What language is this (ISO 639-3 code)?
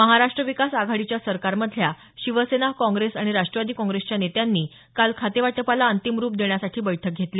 mar